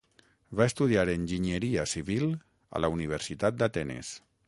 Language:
Catalan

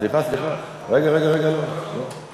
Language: Hebrew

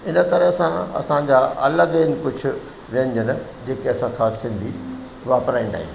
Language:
Sindhi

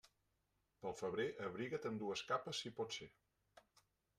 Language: Catalan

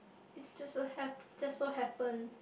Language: English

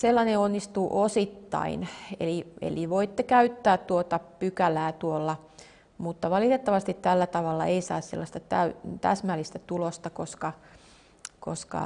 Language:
Finnish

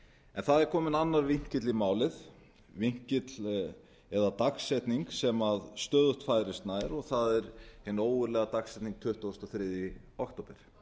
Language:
Icelandic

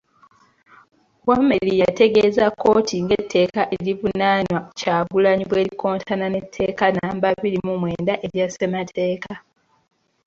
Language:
Ganda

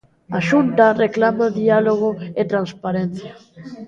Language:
Galician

